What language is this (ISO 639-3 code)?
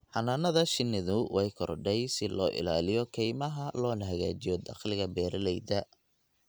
som